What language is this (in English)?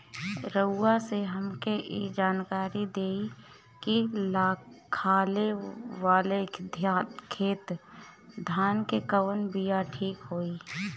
Bhojpuri